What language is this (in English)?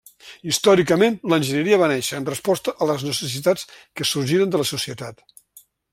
Catalan